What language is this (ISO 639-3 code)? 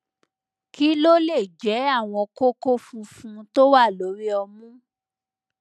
yor